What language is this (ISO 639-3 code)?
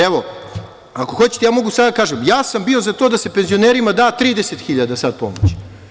srp